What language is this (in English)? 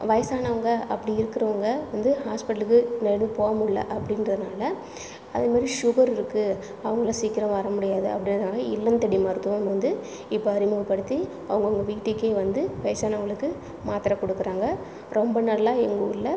Tamil